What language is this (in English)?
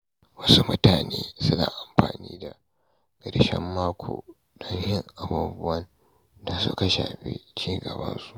Hausa